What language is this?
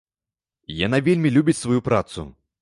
Belarusian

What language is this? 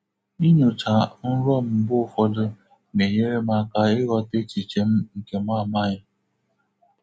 Igbo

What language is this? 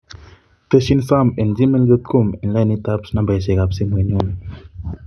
Kalenjin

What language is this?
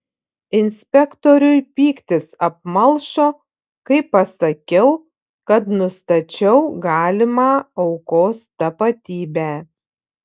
Lithuanian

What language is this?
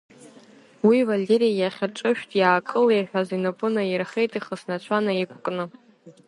Abkhazian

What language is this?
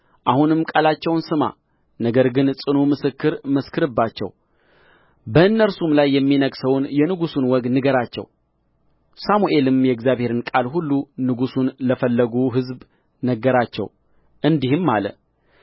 Amharic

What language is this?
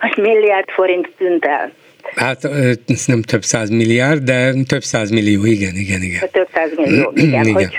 Hungarian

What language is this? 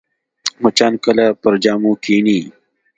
Pashto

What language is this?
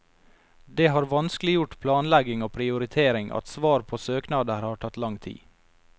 Norwegian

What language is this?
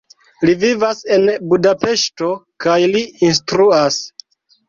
Esperanto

